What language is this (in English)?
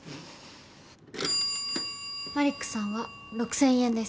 Japanese